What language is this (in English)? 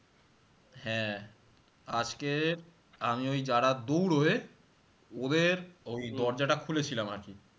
Bangla